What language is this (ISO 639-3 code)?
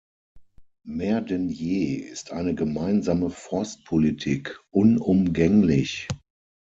deu